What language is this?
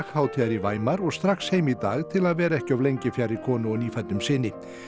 Icelandic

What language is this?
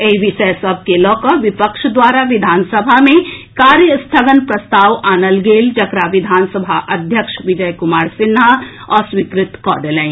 Maithili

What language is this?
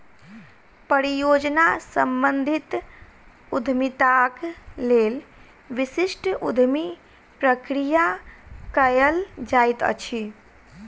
Maithili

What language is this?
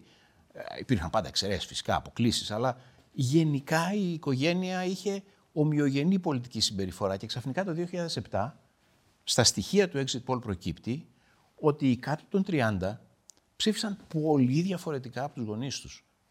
Greek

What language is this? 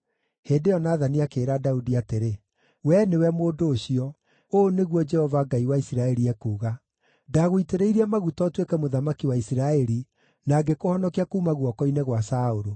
Kikuyu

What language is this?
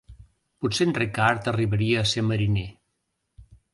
Catalan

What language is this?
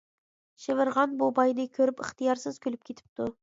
Uyghur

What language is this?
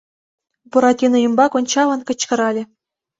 Mari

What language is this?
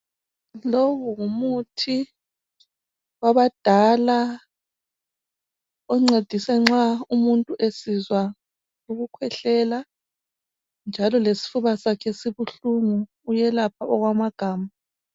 North Ndebele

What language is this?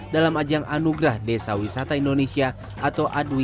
Indonesian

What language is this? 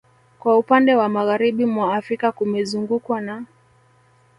Swahili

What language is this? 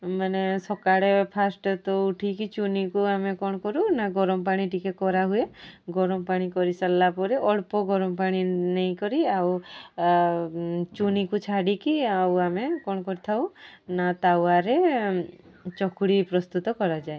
Odia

